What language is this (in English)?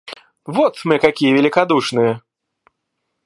Russian